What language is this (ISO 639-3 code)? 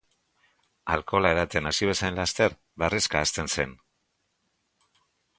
eus